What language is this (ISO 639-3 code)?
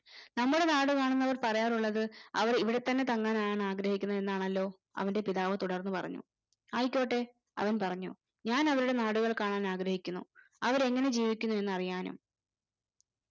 mal